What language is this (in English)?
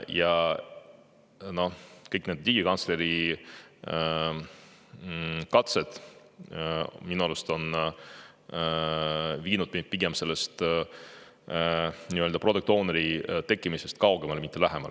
Estonian